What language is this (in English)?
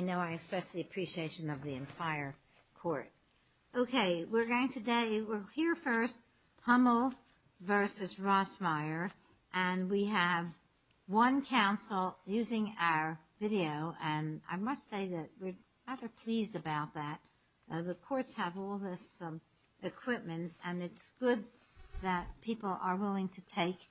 English